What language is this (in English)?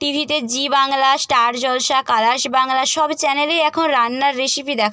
Bangla